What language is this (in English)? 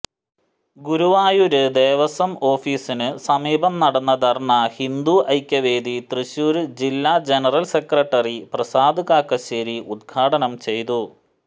Malayalam